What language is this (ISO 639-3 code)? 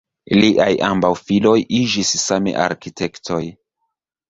epo